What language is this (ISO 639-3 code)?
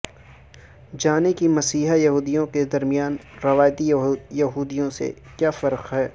urd